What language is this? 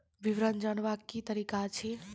Maithili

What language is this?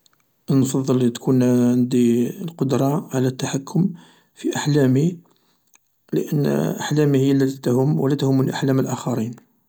Algerian Arabic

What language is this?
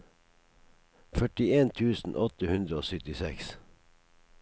Norwegian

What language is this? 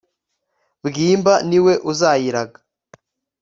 Kinyarwanda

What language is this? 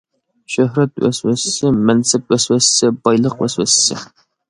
Uyghur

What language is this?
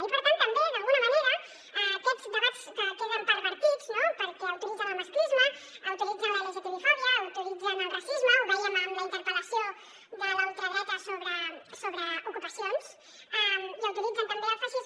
Catalan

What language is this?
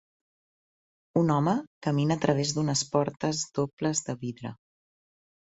Catalan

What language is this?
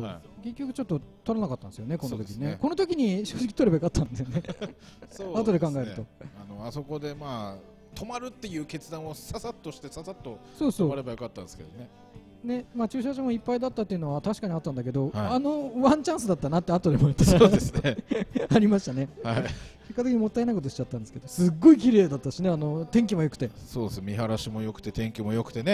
Japanese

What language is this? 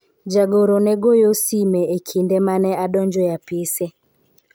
Luo (Kenya and Tanzania)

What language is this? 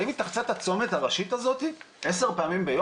Hebrew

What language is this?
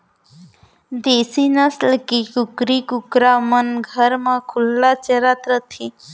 Chhattisgarhi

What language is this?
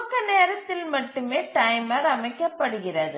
Tamil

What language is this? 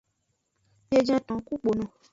Aja (Benin)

